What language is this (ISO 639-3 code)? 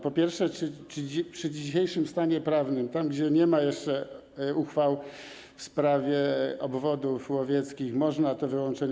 pol